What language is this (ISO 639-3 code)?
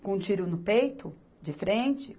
por